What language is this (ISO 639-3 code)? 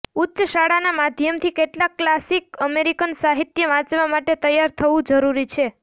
guj